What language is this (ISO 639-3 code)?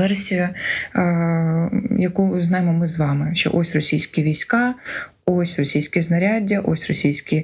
ukr